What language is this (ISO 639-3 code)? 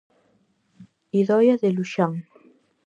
glg